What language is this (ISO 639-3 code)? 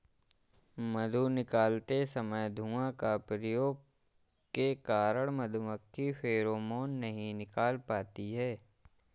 hin